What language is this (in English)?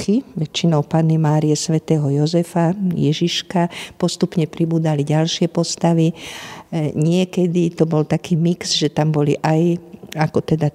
Slovak